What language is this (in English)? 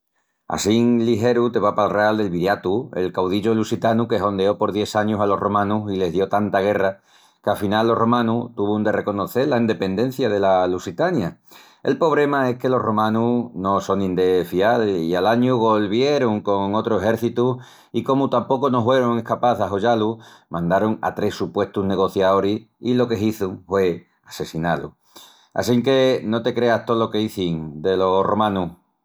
Extremaduran